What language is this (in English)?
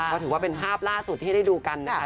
Thai